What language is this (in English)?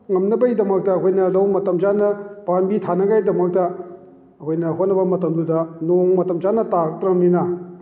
Manipuri